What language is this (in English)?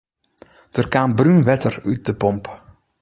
Western Frisian